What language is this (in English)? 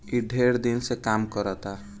Bhojpuri